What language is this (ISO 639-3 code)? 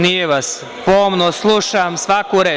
srp